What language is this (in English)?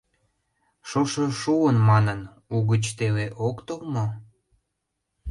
Mari